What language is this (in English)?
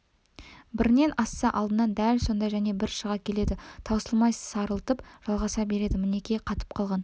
Kazakh